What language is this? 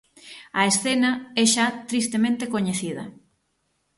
Galician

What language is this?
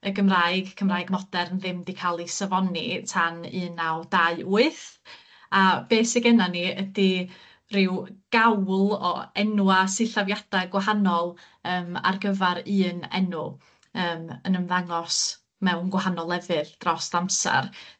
Welsh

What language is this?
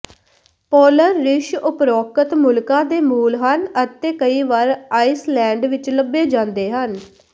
Punjabi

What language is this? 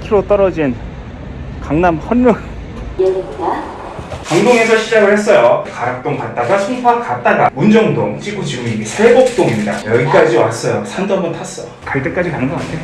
Korean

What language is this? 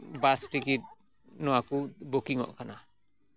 Santali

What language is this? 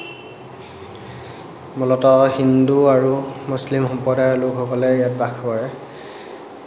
Assamese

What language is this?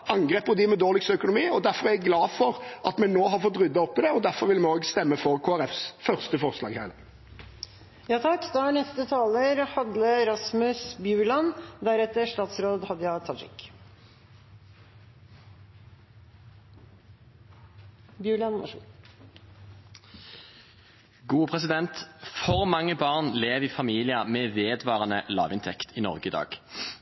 Norwegian Bokmål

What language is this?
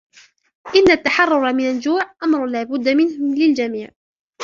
Arabic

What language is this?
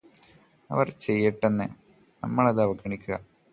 Malayalam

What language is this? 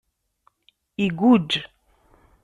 Kabyle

